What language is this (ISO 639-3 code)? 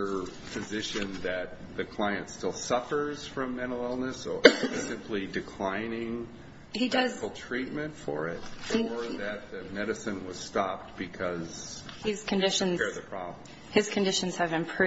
eng